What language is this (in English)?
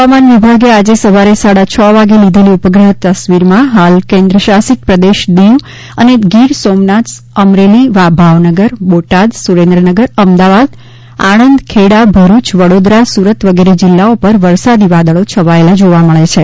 Gujarati